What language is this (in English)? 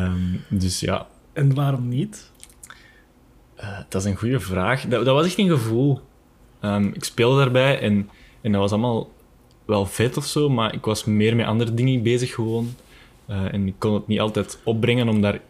Dutch